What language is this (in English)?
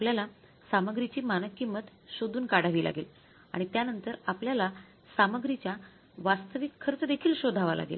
Marathi